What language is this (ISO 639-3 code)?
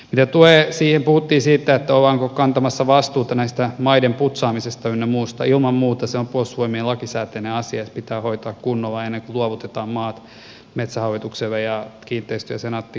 fin